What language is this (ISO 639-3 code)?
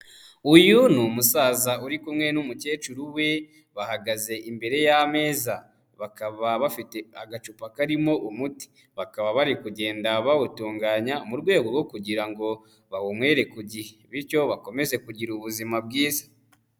kin